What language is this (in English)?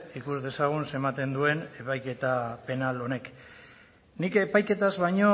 Basque